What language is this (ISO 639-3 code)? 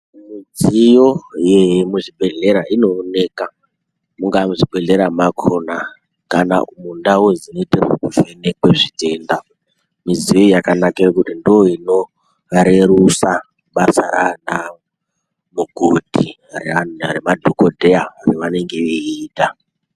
ndc